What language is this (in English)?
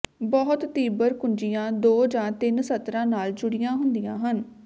Punjabi